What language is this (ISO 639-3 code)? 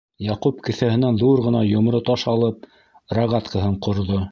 bak